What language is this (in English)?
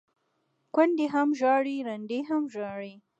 Pashto